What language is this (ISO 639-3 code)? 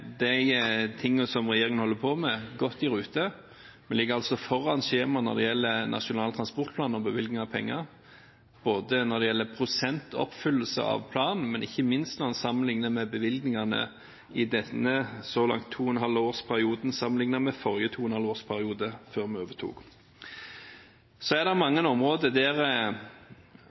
nob